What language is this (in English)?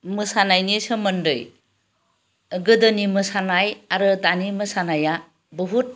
Bodo